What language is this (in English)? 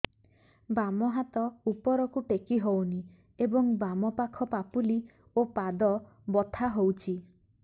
Odia